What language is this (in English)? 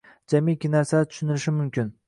Uzbek